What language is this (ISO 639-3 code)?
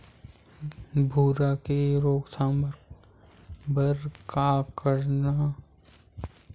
hne